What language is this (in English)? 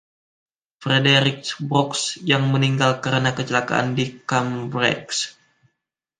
Indonesian